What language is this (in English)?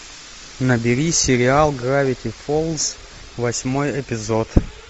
Russian